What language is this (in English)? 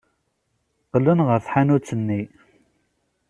Kabyle